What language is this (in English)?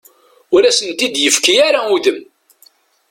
Kabyle